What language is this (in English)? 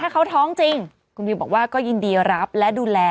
Thai